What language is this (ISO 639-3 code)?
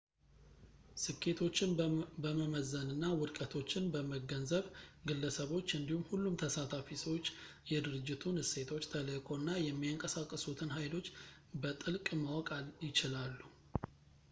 amh